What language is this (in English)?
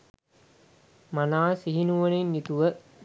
Sinhala